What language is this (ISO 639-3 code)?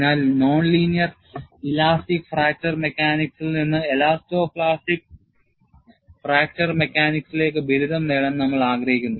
mal